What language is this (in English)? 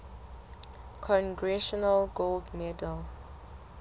Southern Sotho